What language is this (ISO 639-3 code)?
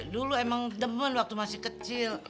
ind